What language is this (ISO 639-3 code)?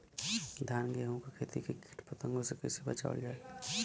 bho